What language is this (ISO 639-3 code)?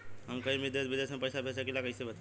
bho